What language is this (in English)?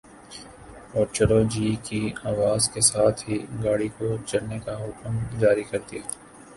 Urdu